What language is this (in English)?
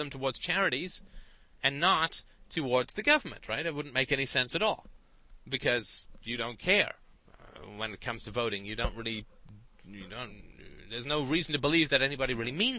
English